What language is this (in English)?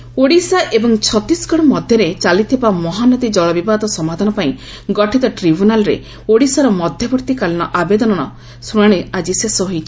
Odia